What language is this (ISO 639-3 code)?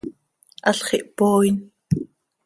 sei